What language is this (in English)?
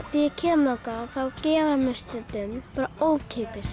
Icelandic